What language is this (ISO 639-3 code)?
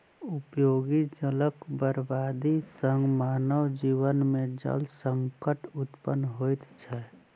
mai